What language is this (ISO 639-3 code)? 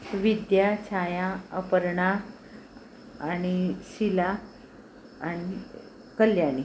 mar